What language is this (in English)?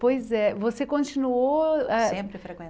Portuguese